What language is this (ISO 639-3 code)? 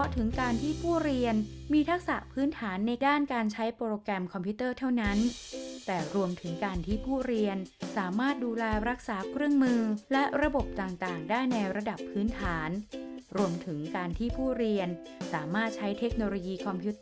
tha